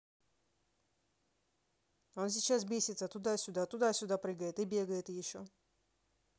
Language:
Russian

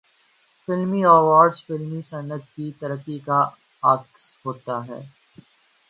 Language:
Urdu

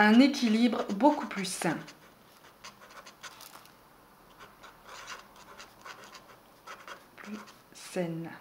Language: French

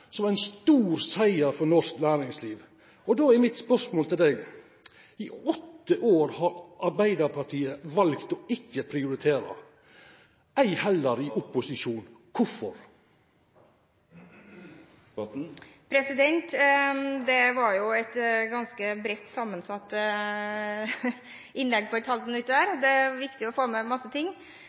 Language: Norwegian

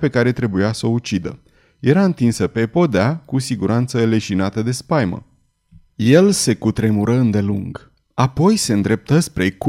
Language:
Romanian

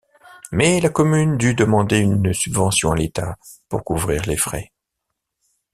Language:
French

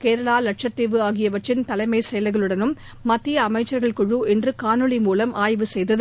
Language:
Tamil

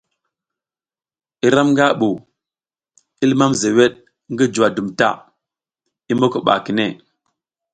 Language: South Giziga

